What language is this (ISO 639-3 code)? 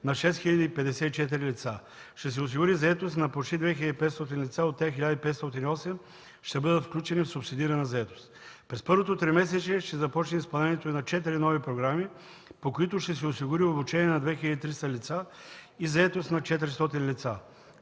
bul